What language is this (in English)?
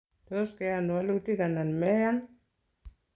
Kalenjin